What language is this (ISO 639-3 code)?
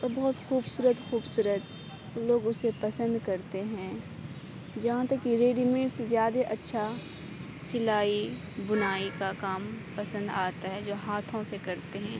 urd